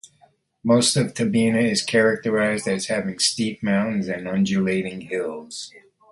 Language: English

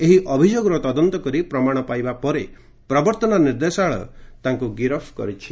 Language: Odia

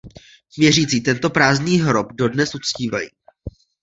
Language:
Czech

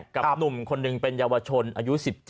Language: Thai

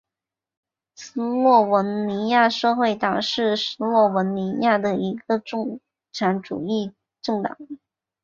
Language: Chinese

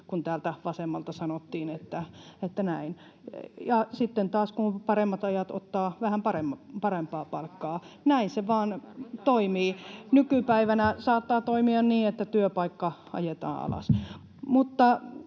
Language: Finnish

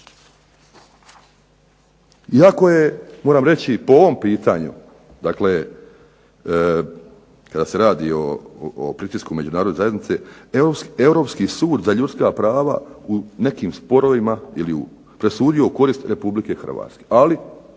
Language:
Croatian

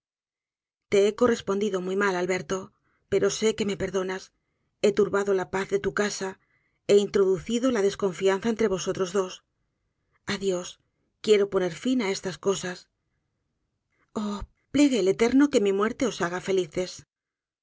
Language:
Spanish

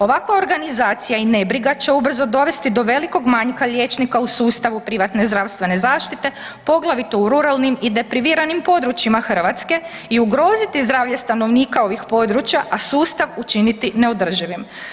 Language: Croatian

